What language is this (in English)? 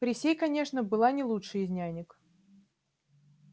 Russian